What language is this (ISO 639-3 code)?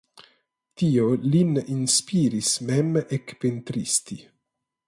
epo